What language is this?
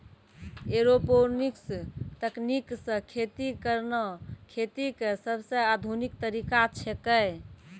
Maithili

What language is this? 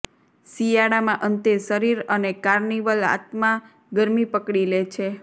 Gujarati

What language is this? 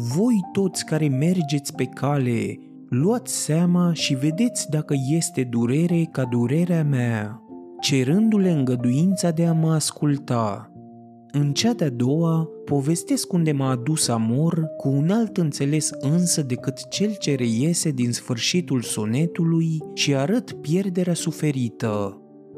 Romanian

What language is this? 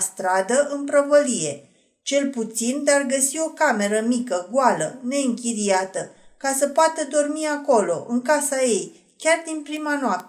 Romanian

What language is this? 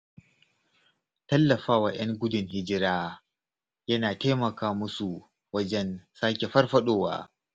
Hausa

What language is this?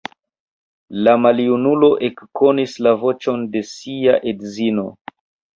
Esperanto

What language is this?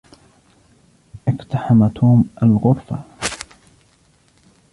Arabic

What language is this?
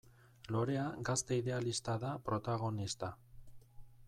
Basque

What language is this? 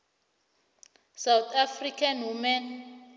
South Ndebele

